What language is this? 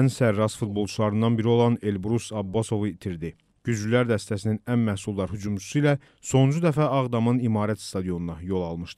Turkish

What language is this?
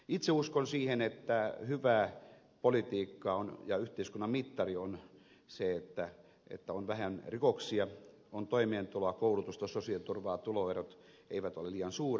Finnish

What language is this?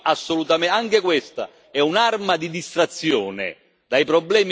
Italian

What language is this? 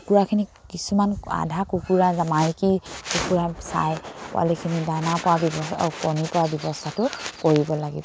Assamese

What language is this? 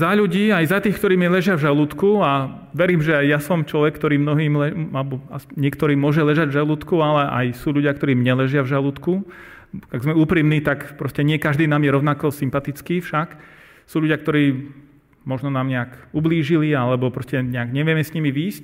Slovak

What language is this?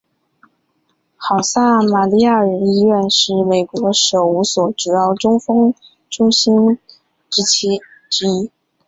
Chinese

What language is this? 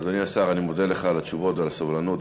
Hebrew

